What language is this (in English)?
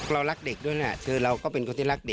Thai